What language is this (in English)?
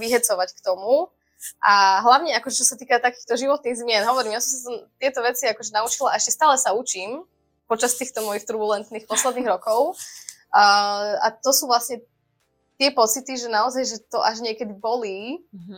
Slovak